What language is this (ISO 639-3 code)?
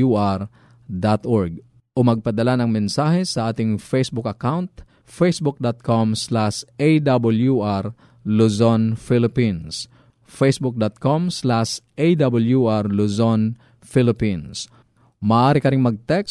fil